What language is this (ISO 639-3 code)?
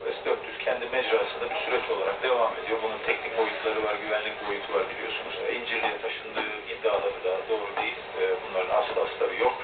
tur